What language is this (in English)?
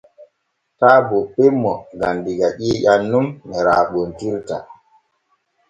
Borgu Fulfulde